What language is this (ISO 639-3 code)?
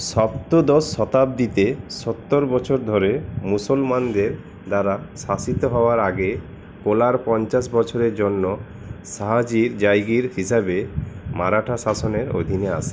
ben